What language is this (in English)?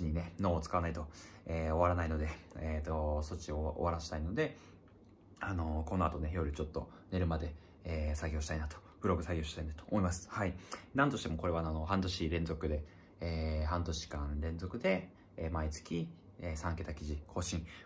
Japanese